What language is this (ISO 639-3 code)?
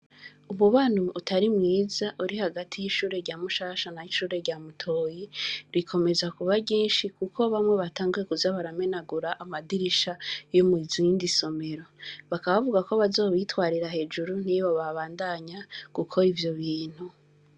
run